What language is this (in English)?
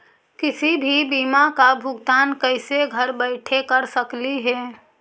Magahi